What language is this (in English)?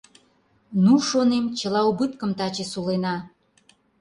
Mari